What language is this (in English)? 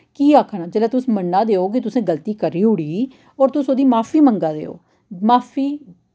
Dogri